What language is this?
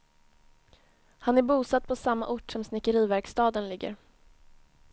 Swedish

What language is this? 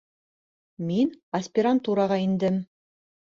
Bashkir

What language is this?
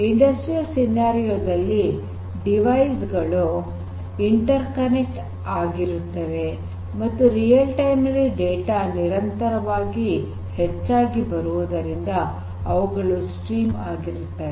Kannada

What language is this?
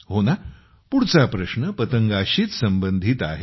Marathi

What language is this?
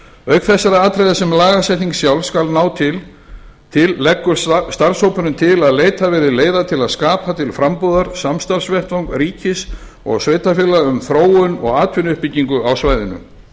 Icelandic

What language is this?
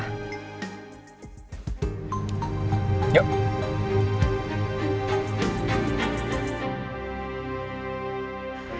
Indonesian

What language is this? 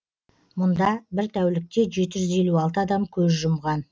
Kazakh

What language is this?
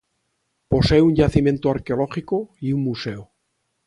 Spanish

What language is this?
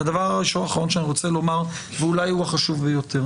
Hebrew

